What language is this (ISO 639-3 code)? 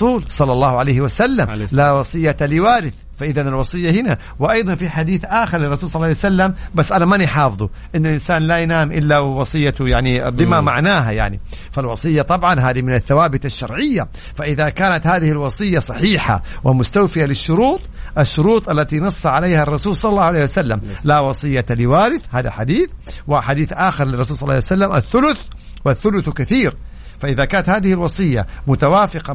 ara